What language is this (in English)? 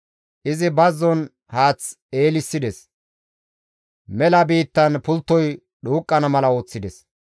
Gamo